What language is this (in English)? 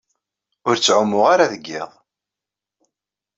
Kabyle